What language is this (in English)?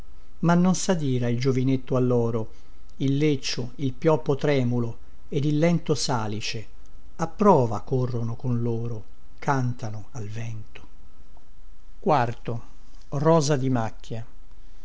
Italian